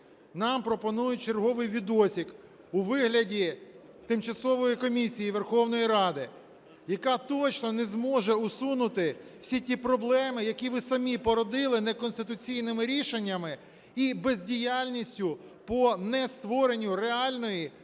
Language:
Ukrainian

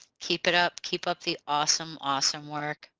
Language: English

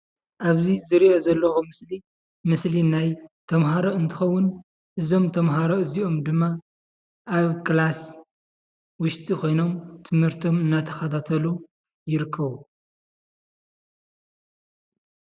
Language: Tigrinya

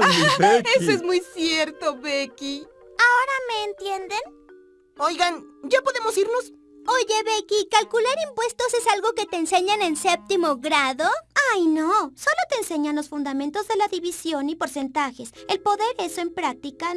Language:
Spanish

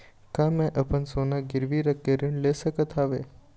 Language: Chhattisgarhi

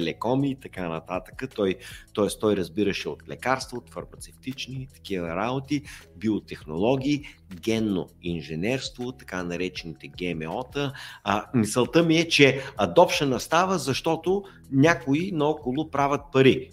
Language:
Bulgarian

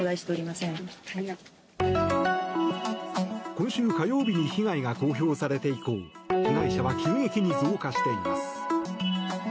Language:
Japanese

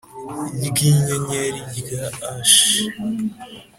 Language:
Kinyarwanda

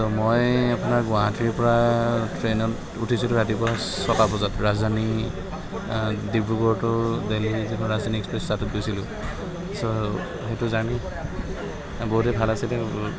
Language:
Assamese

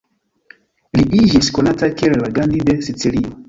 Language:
Esperanto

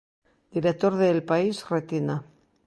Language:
Galician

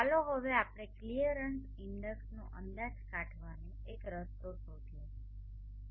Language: Gujarati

